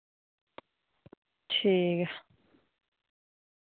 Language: Dogri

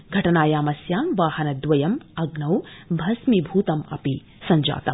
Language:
Sanskrit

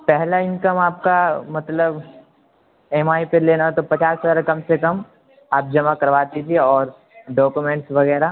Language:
Urdu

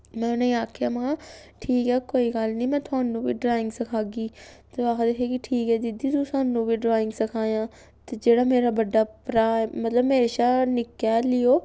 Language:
Dogri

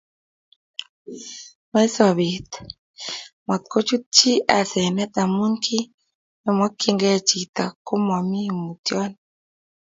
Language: Kalenjin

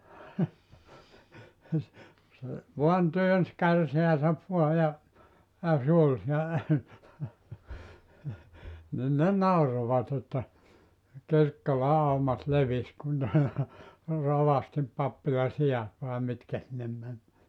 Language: Finnish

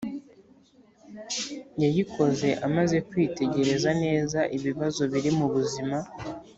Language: Kinyarwanda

